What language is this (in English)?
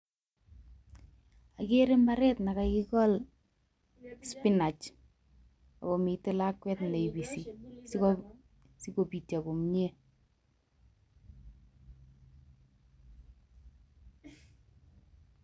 Kalenjin